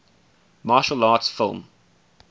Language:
English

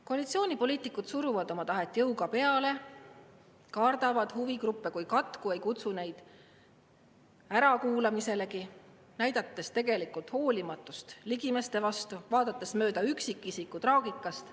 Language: Estonian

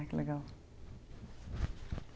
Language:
Portuguese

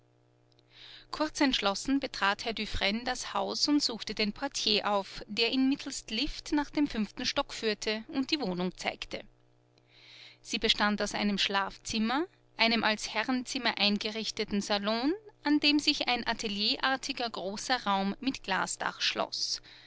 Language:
German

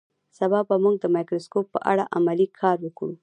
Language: Pashto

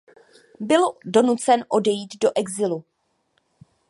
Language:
Czech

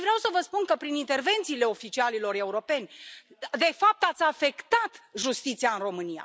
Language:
Romanian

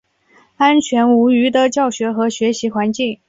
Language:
Chinese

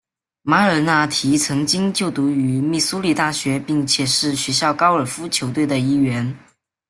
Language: Chinese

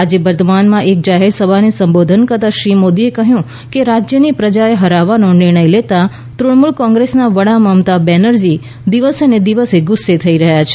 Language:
Gujarati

